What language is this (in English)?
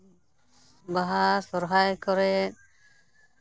Santali